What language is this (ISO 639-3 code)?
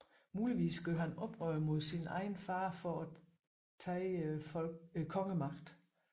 dan